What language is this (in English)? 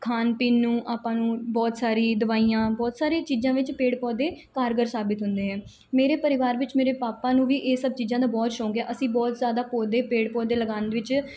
Punjabi